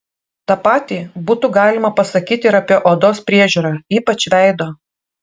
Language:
Lithuanian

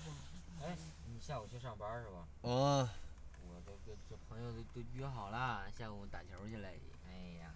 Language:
Chinese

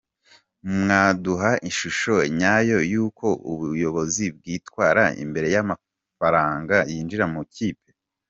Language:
Kinyarwanda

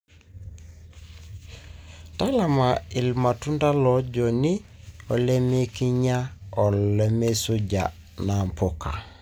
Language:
Masai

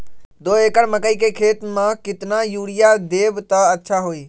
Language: Magahi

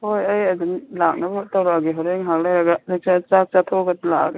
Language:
Manipuri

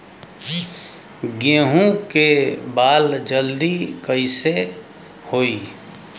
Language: Bhojpuri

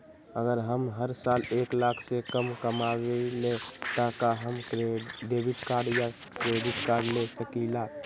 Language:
Magahi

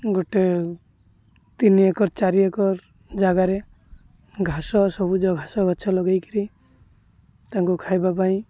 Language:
Odia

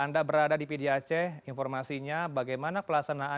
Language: Indonesian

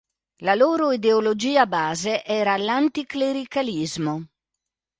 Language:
Italian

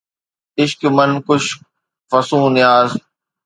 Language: Sindhi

